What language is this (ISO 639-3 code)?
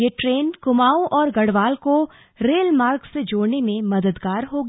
hin